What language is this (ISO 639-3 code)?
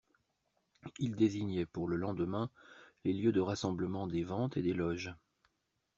fra